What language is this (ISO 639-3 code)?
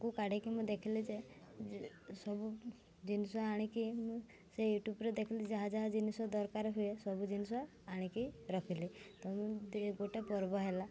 ori